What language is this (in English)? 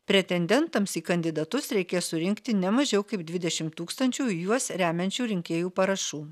Lithuanian